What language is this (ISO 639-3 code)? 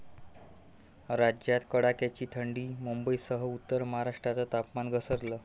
mar